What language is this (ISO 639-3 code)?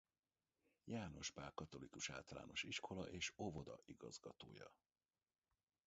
hun